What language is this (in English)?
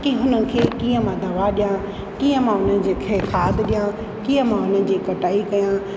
Sindhi